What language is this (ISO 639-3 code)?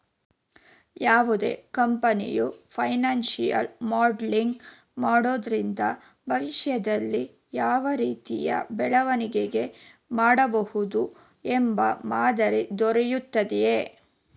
kan